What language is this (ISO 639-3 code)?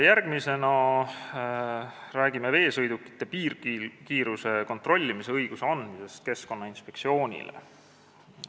est